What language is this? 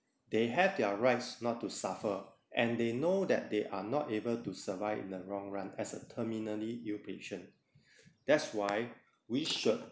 English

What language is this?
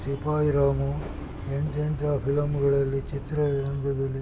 Kannada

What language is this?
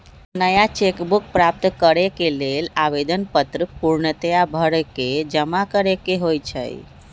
Magahi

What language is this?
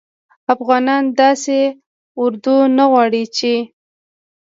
Pashto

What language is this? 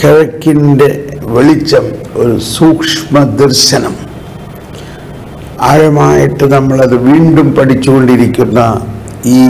Malayalam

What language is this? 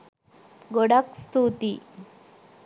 Sinhala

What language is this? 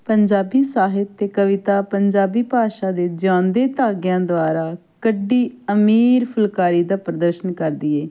Punjabi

